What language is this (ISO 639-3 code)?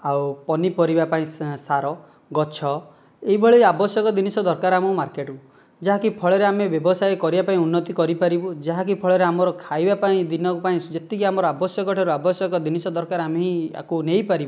ori